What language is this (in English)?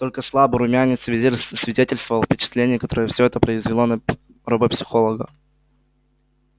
Russian